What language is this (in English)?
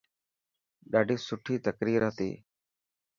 Dhatki